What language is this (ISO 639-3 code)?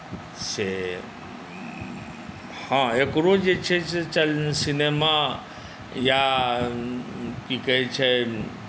mai